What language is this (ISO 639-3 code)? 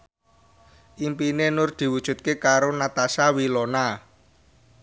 jav